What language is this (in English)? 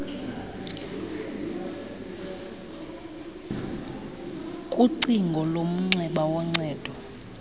Xhosa